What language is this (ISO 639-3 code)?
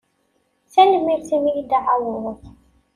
kab